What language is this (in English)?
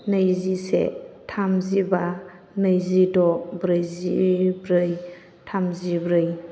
Bodo